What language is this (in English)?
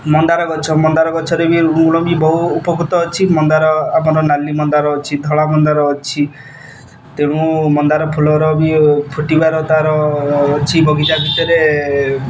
Odia